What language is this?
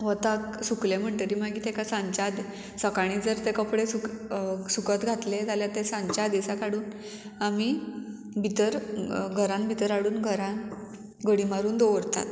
Konkani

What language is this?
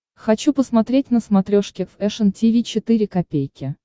Russian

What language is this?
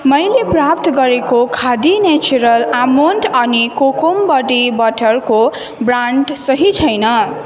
Nepali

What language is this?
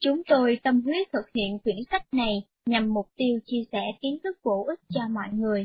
Vietnamese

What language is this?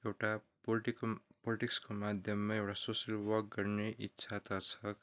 Nepali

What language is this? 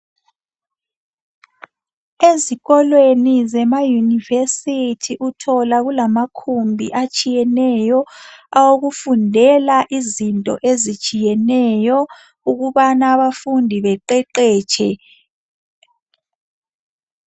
North Ndebele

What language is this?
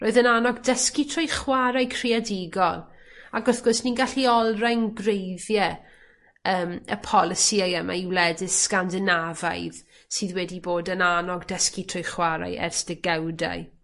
Welsh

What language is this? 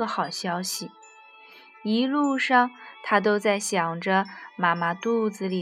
Chinese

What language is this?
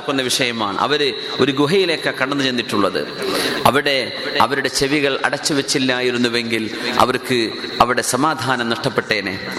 Malayalam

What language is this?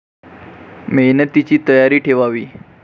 Marathi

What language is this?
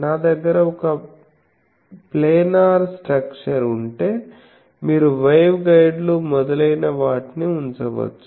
Telugu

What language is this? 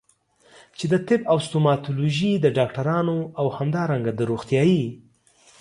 Pashto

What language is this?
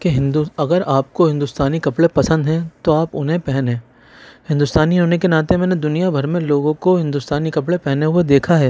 Urdu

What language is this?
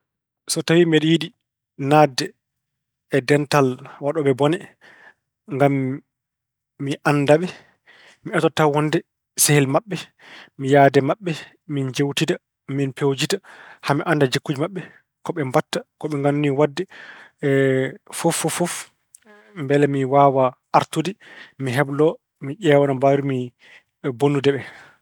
Fula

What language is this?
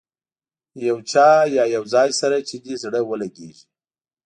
Pashto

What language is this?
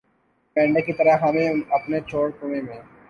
Urdu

